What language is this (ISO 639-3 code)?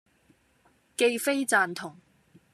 yue